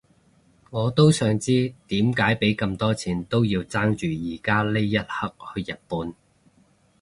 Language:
Cantonese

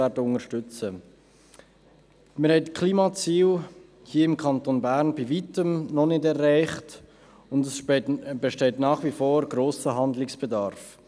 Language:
Swiss German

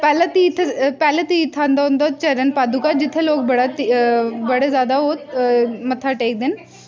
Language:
Dogri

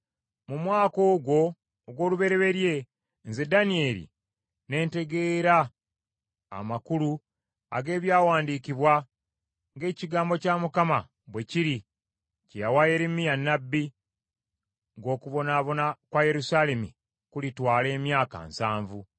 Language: Ganda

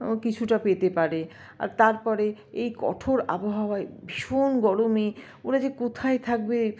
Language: Bangla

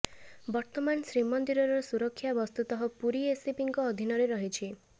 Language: Odia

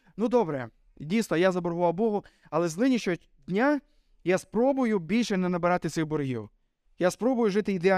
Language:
Ukrainian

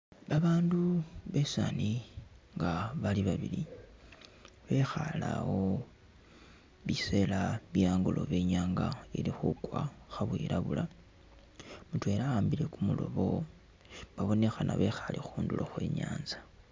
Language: Masaaba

